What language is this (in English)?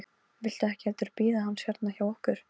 Icelandic